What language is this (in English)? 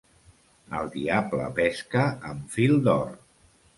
Catalan